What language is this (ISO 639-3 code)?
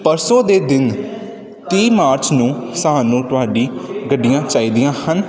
pan